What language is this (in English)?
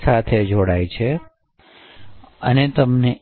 Gujarati